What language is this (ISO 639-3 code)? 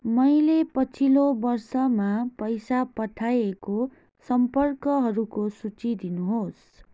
nep